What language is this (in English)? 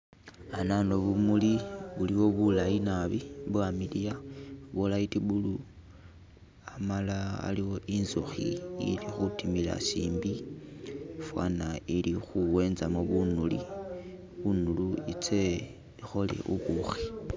Masaaba